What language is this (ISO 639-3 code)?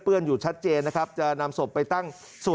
tha